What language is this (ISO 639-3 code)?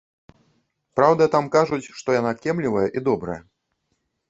bel